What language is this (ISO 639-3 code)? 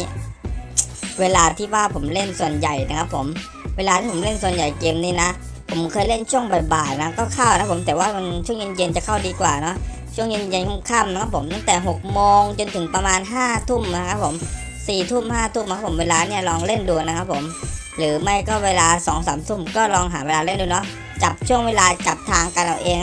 tha